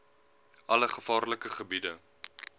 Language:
Afrikaans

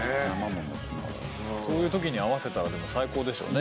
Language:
Japanese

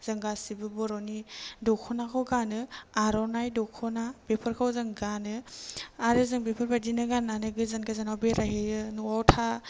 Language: Bodo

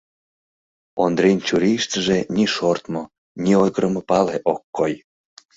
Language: Mari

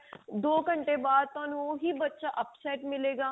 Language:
Punjabi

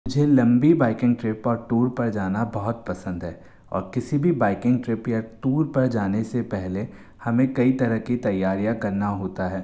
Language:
Hindi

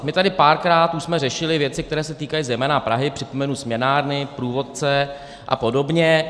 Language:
Czech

